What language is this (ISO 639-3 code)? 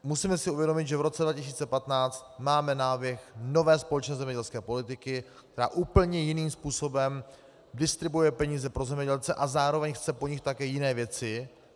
ces